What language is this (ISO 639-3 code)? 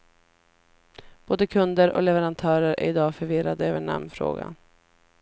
swe